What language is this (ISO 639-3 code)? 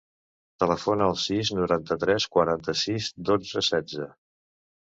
cat